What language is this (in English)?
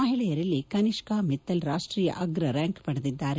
Kannada